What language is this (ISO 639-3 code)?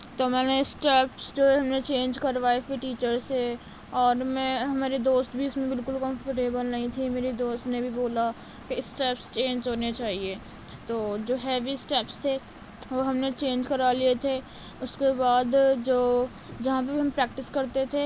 urd